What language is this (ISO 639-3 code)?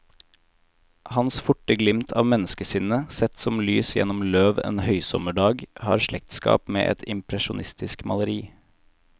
nor